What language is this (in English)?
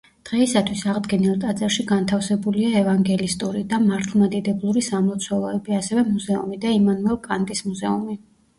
Georgian